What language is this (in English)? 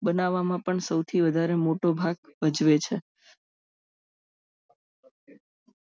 Gujarati